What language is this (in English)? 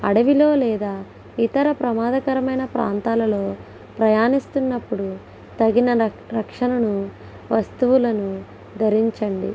Telugu